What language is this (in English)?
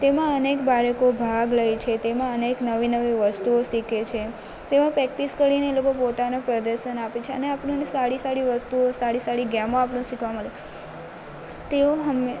Gujarati